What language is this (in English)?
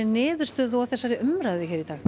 Icelandic